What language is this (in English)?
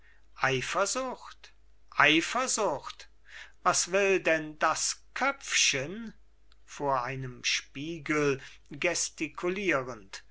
German